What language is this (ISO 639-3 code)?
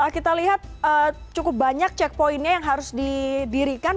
ind